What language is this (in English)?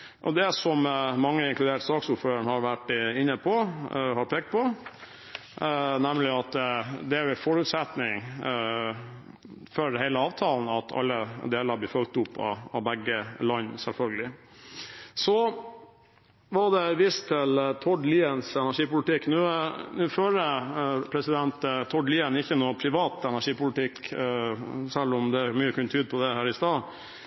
Norwegian Bokmål